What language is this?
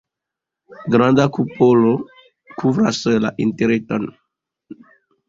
Esperanto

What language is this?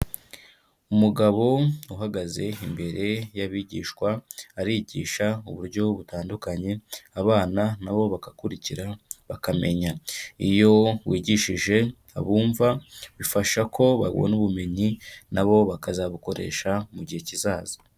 Kinyarwanda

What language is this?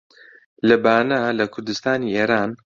Central Kurdish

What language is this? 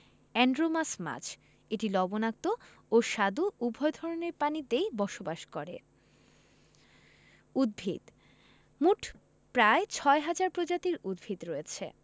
Bangla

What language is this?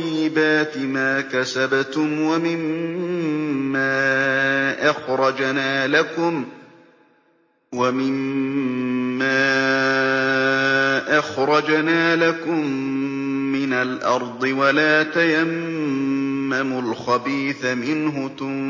Arabic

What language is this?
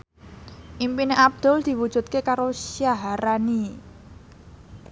Javanese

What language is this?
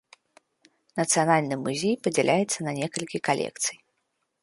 Belarusian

